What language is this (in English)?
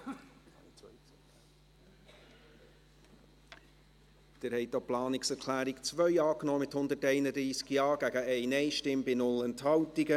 Swiss German